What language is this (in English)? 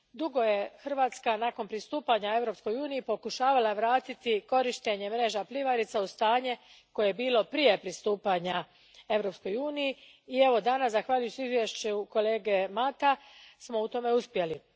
Croatian